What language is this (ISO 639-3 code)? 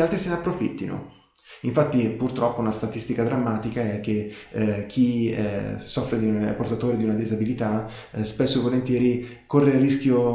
ita